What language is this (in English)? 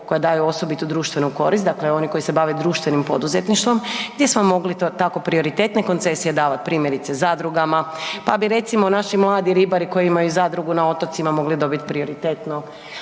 Croatian